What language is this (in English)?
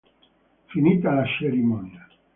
Italian